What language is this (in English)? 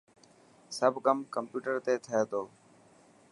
Dhatki